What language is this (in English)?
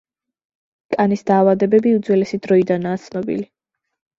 Georgian